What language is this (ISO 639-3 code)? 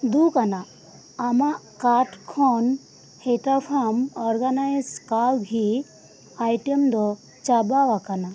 sat